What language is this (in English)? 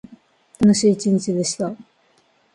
Japanese